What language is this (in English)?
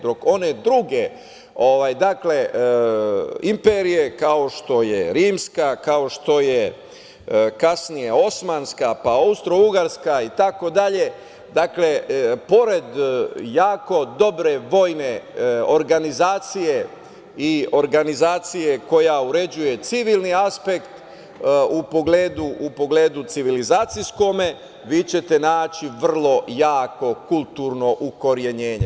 Serbian